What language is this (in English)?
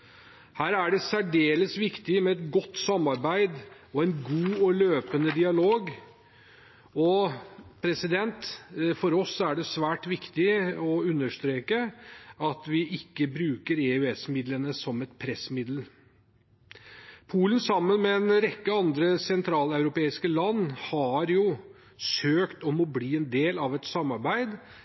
Norwegian Bokmål